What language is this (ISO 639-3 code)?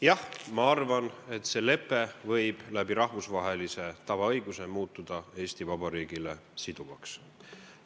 est